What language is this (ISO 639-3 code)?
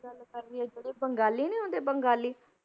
pan